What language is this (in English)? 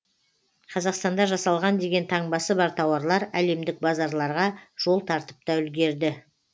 Kazakh